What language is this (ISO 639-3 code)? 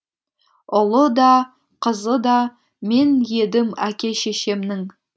kaz